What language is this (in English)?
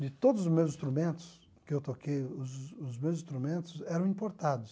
Portuguese